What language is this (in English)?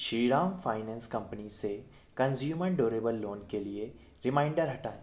Hindi